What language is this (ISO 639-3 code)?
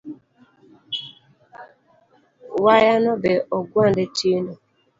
luo